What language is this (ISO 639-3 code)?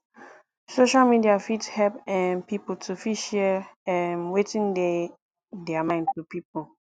pcm